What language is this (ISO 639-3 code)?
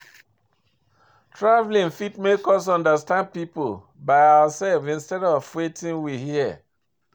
pcm